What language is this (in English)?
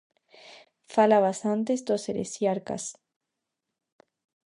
Galician